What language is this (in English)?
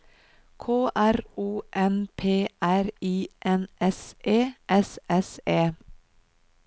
Norwegian